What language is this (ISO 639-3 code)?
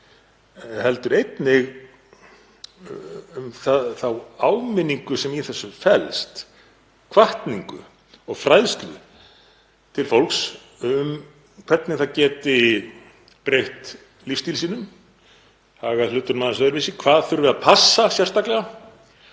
isl